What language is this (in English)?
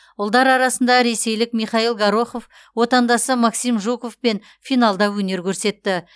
Kazakh